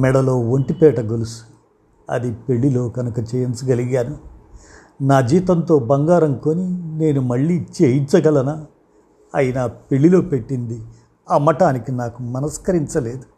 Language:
Telugu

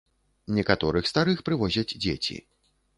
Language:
Belarusian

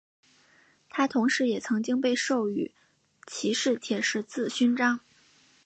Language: Chinese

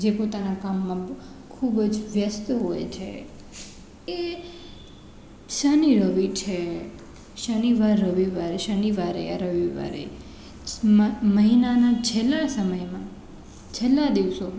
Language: Gujarati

